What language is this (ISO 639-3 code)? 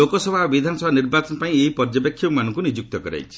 ori